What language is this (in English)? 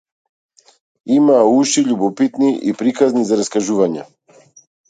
Macedonian